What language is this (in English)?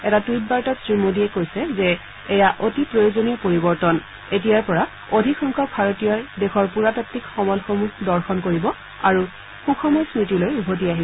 Assamese